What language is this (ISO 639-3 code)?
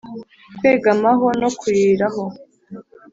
kin